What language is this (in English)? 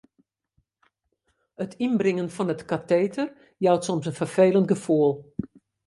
Western Frisian